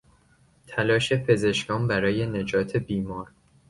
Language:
Persian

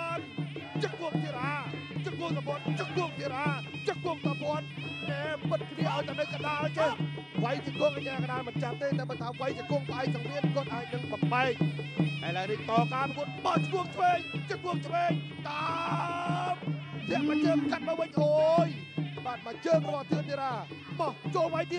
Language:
Thai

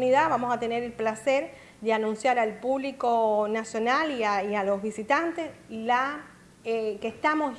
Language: Spanish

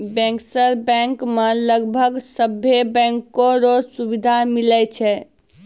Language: Maithili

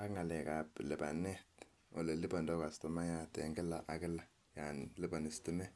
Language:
Kalenjin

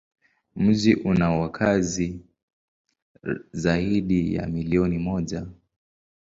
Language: Swahili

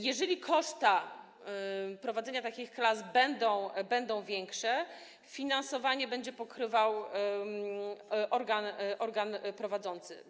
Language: Polish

